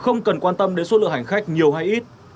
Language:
Vietnamese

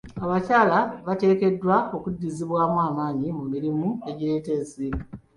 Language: Ganda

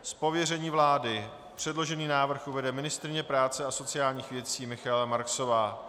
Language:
Czech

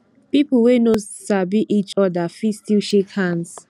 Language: Nigerian Pidgin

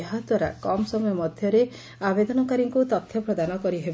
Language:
Odia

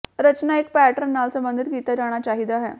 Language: Punjabi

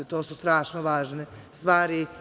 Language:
Serbian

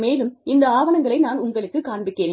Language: Tamil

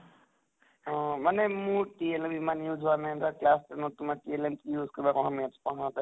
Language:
Assamese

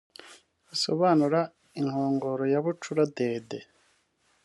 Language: Kinyarwanda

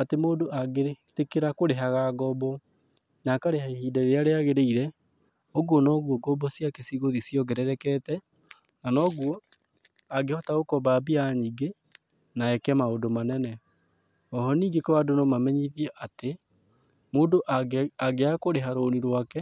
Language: Kikuyu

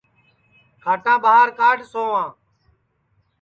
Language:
Sansi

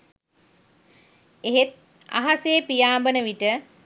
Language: Sinhala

